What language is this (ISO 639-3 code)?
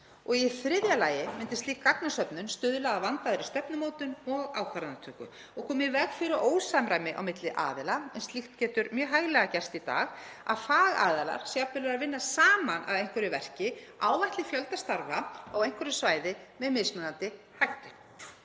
isl